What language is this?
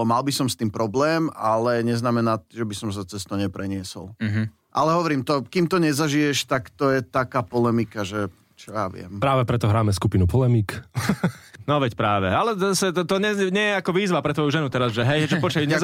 Slovak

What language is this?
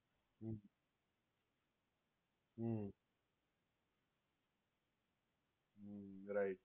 Gujarati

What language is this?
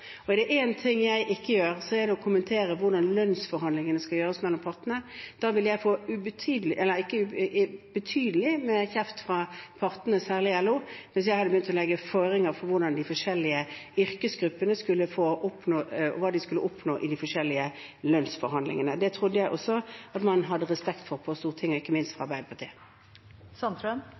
Norwegian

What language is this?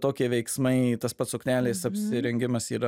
Lithuanian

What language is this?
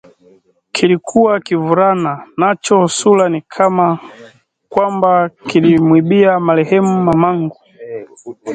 Swahili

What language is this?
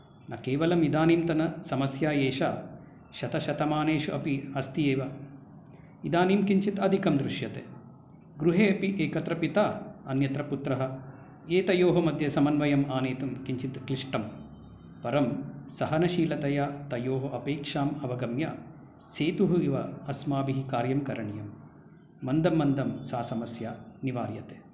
Sanskrit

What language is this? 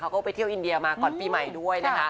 Thai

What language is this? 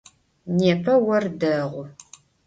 Adyghe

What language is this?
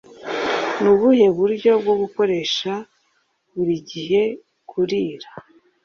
Kinyarwanda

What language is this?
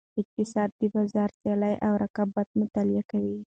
Pashto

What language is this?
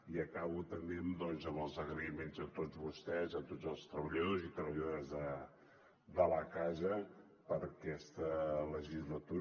Catalan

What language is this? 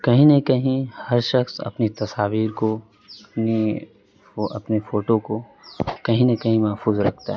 Urdu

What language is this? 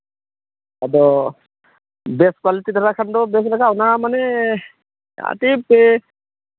Santali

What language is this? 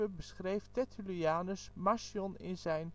Dutch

